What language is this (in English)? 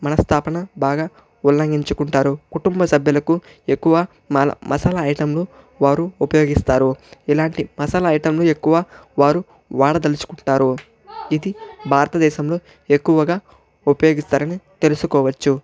Telugu